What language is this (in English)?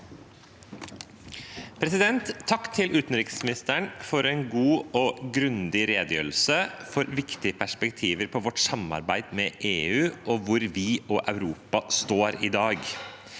Norwegian